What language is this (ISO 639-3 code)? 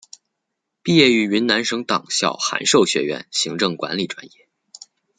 zho